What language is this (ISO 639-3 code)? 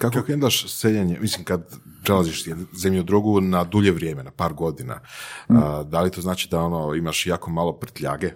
hrv